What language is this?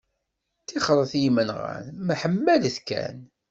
Kabyle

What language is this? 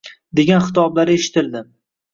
Uzbek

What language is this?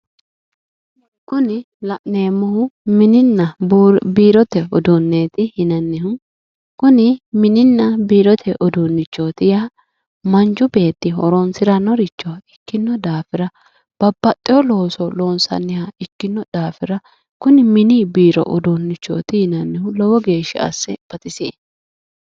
Sidamo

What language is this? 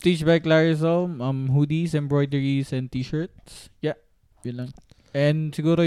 Filipino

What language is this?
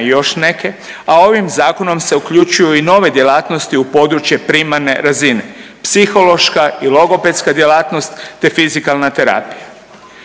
Croatian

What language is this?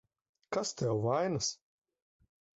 Latvian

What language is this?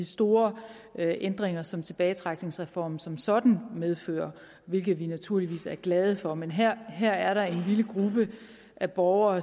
Danish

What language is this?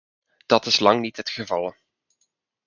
Dutch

